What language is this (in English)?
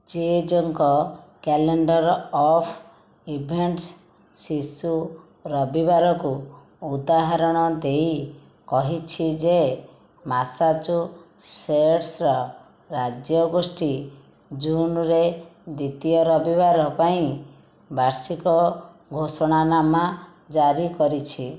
Odia